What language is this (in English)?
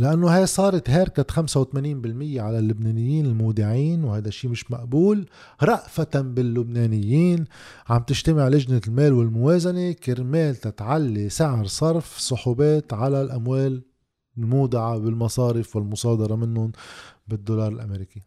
Arabic